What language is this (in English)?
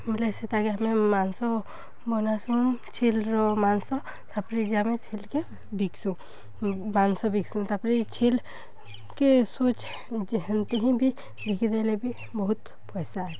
Odia